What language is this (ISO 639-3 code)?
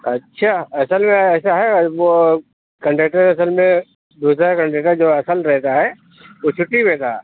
urd